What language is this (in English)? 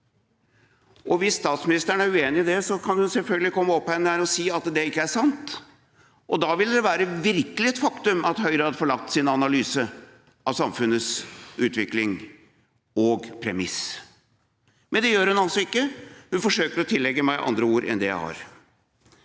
Norwegian